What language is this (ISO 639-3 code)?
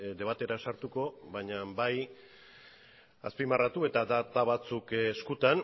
eus